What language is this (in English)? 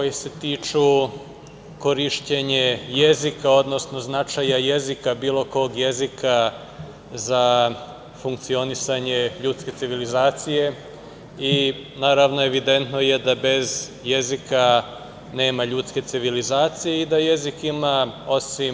Serbian